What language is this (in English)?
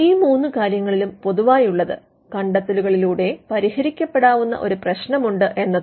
Malayalam